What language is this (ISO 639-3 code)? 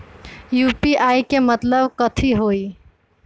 mag